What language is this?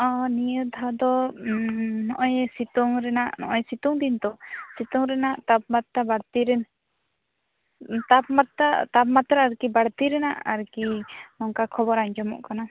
Santali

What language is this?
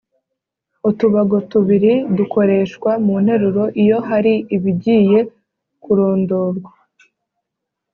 Kinyarwanda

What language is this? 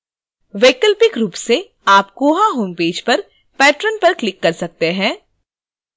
Hindi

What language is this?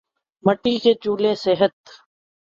Urdu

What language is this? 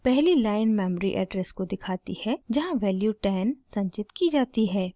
Hindi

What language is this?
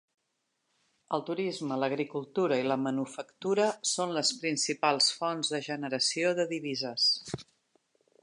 Catalan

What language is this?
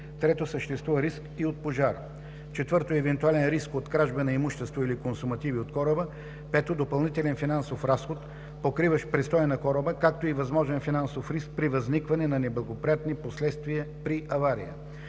Bulgarian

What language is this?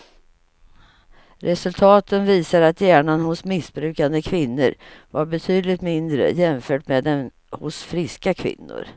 Swedish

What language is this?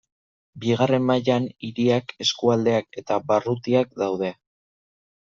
Basque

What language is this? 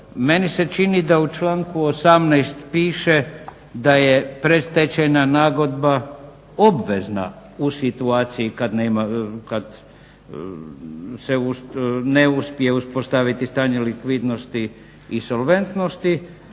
Croatian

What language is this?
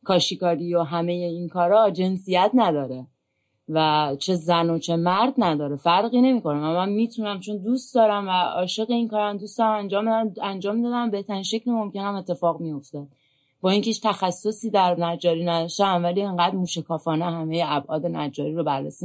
Persian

